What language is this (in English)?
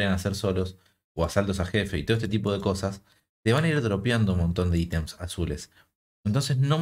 Spanish